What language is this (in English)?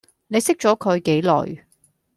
Cantonese